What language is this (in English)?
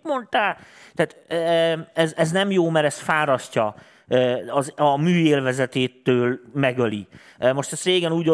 Hungarian